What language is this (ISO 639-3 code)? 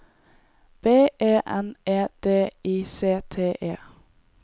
nor